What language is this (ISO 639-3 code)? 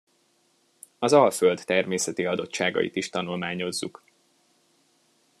hun